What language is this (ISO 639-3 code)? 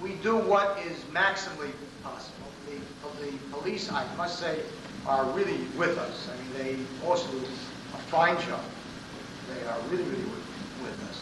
eng